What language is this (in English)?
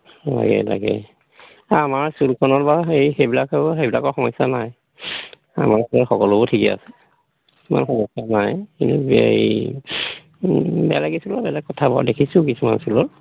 Assamese